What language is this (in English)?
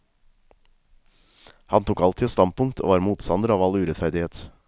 Norwegian